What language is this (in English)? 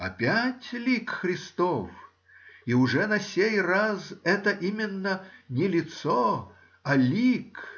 Russian